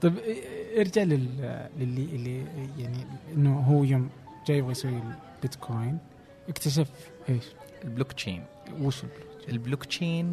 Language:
Arabic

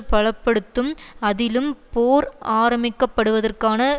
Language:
Tamil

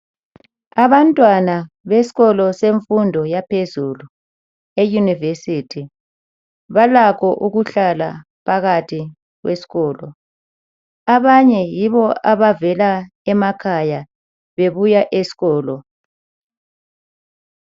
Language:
North Ndebele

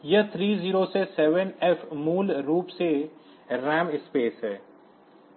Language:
Hindi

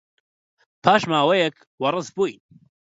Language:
Central Kurdish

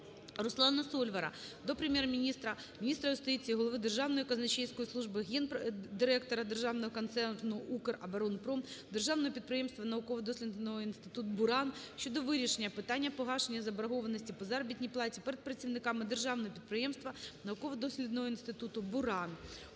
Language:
Ukrainian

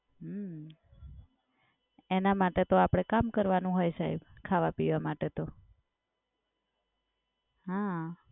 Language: Gujarati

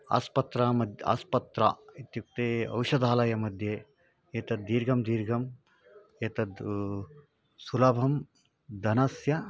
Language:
Sanskrit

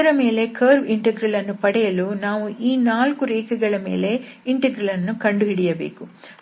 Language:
Kannada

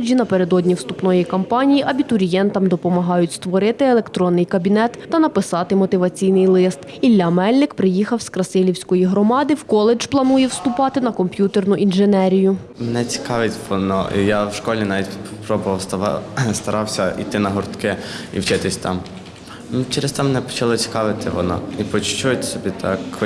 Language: Ukrainian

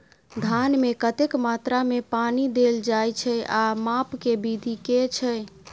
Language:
Maithili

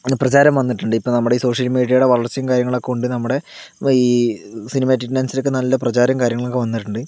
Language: Malayalam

